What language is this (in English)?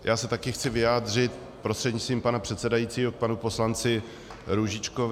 Czech